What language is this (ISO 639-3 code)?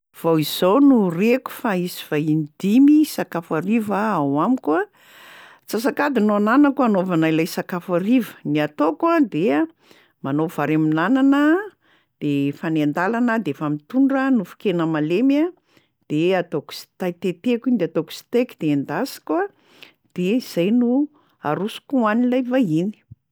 mlg